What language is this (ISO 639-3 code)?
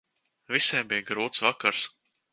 lav